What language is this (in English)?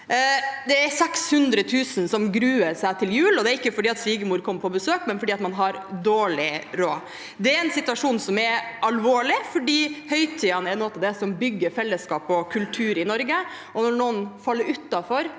Norwegian